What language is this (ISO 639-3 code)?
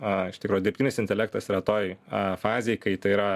lit